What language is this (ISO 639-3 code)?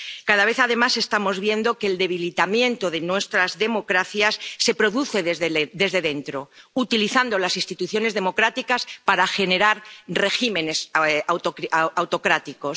spa